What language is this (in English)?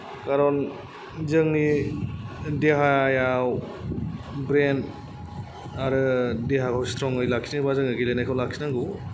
Bodo